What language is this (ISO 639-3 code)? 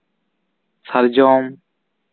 sat